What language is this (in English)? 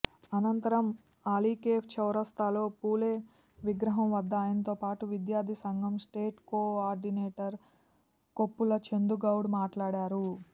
Telugu